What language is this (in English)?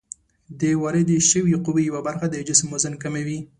Pashto